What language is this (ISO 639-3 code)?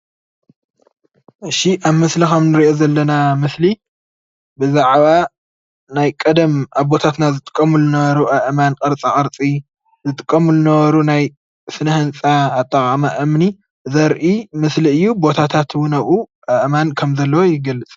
tir